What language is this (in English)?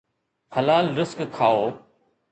Sindhi